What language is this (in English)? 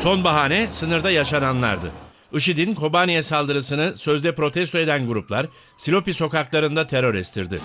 Turkish